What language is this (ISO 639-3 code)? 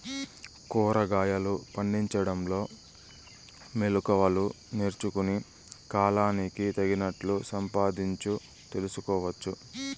tel